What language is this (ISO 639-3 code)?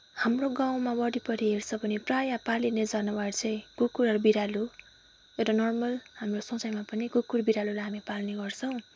nep